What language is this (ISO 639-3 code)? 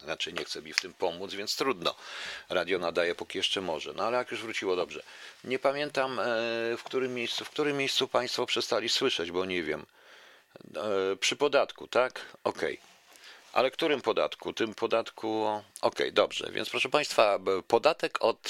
pol